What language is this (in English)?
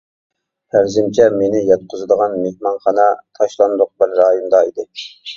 Uyghur